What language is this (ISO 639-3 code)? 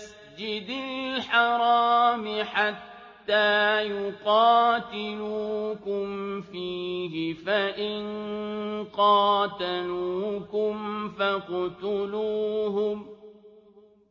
ara